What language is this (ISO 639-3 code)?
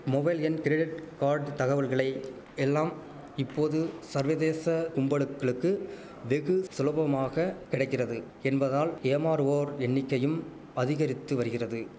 tam